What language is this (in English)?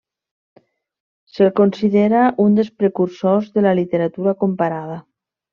Catalan